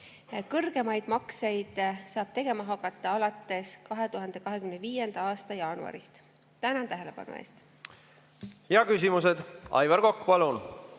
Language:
Estonian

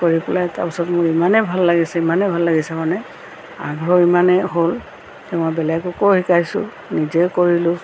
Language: Assamese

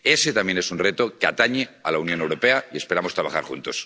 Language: Spanish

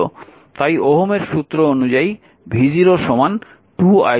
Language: Bangla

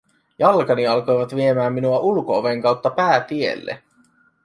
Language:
Finnish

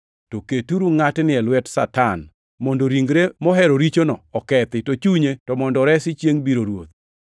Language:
Luo (Kenya and Tanzania)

